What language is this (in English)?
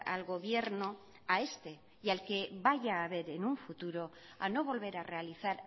Spanish